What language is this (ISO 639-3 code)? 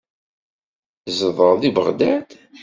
kab